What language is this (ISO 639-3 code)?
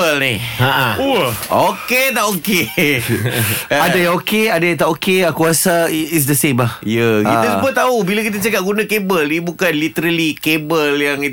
msa